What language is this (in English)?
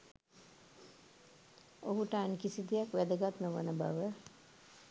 Sinhala